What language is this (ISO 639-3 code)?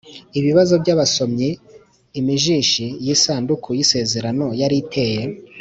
kin